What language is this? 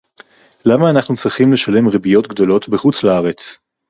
Hebrew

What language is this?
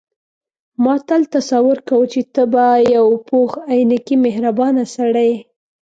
Pashto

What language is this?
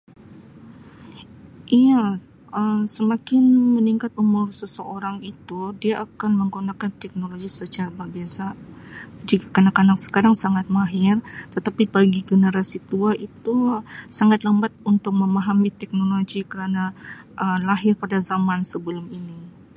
Sabah Malay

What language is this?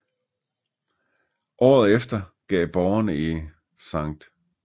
Danish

